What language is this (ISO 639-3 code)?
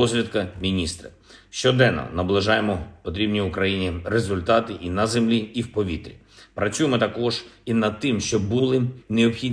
ukr